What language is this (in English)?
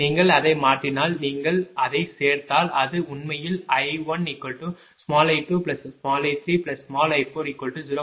Tamil